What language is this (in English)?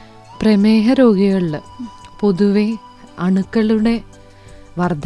Malayalam